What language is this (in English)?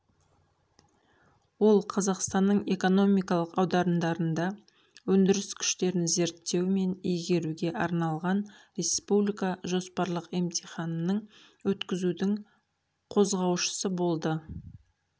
Kazakh